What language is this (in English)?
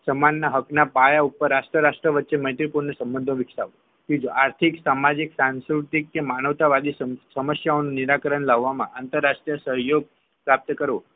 Gujarati